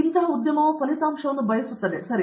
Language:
Kannada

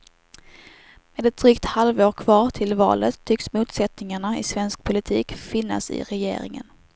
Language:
Swedish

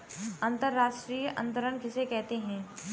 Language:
Hindi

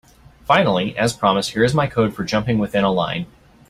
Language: English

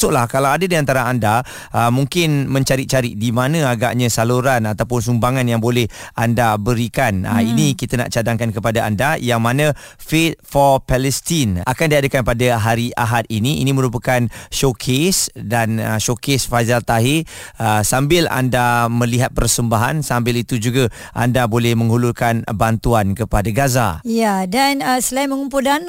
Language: Malay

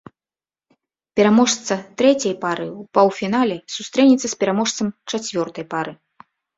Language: Belarusian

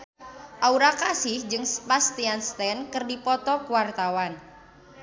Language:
Sundanese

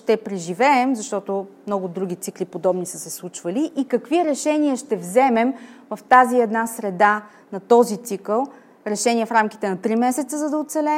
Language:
Bulgarian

